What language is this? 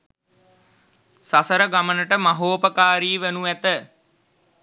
Sinhala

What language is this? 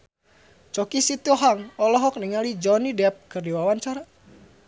Sundanese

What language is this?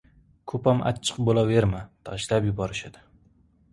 Uzbek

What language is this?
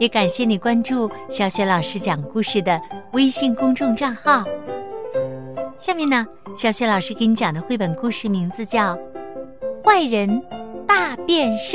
Chinese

